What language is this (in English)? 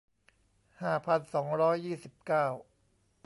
Thai